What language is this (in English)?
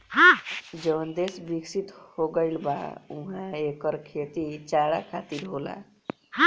Bhojpuri